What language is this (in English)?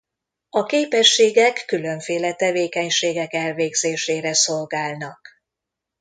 Hungarian